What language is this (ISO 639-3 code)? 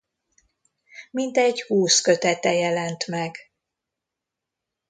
hun